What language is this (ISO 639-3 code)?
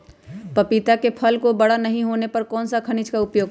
mag